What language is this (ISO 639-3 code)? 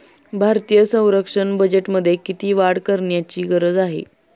mar